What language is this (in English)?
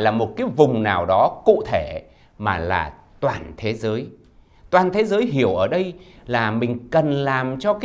Vietnamese